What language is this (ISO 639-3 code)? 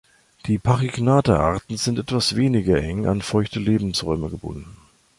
deu